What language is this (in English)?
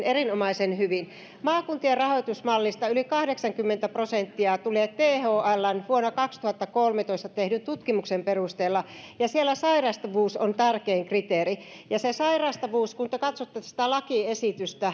Finnish